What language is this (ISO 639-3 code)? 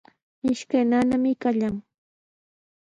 qws